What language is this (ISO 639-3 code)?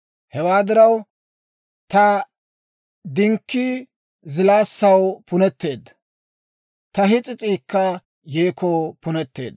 dwr